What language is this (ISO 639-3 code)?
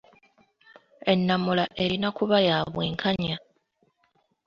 lug